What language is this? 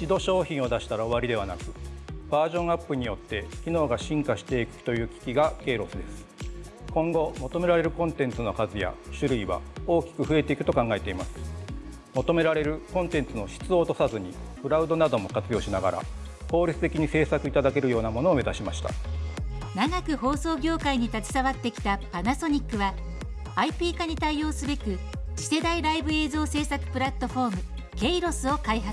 Japanese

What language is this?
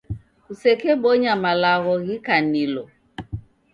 Taita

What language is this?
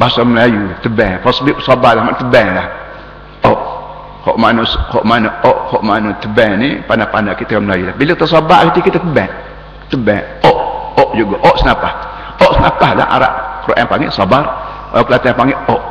Malay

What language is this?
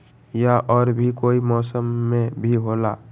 Magahi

